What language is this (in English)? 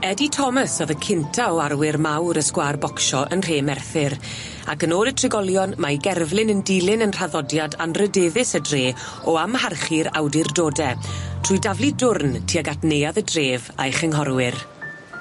Welsh